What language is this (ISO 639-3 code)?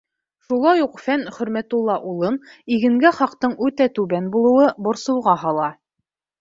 bak